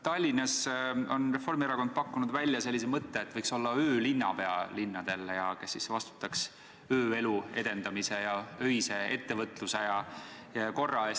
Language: Estonian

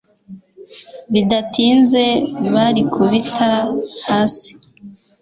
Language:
Kinyarwanda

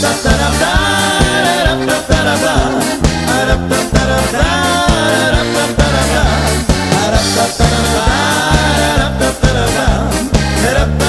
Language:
Slovak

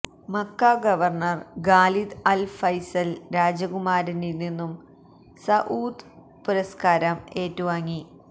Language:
Malayalam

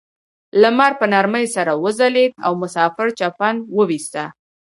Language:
Pashto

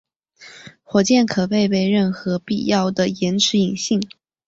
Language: Chinese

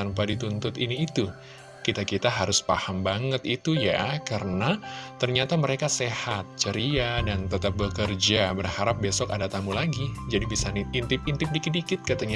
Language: Indonesian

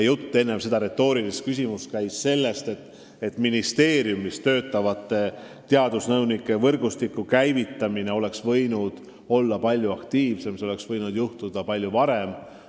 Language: Estonian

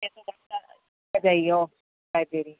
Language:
Urdu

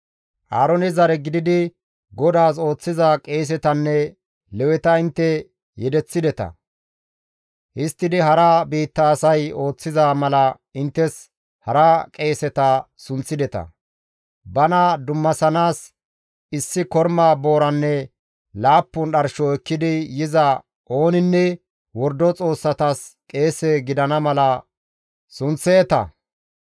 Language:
Gamo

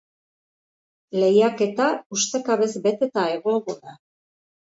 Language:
Basque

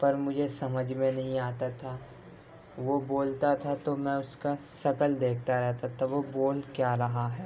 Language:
Urdu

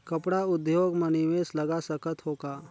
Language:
Chhattisgarhi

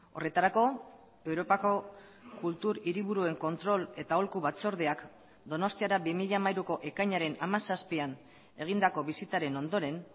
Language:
Basque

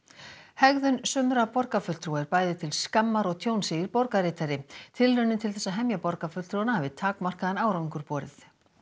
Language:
Icelandic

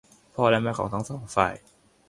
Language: Thai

